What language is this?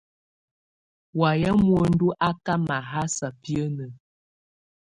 Tunen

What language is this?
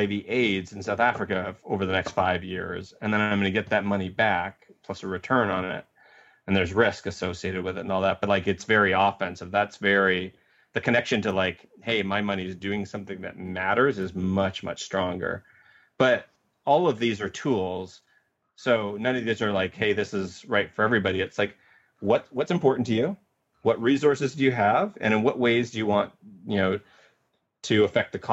English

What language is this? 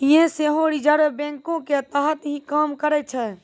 Maithili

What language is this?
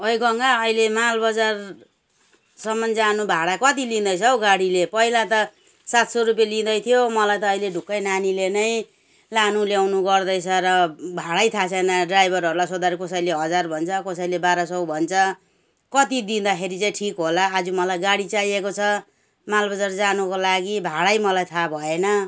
Nepali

